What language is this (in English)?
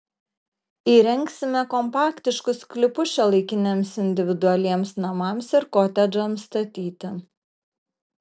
Lithuanian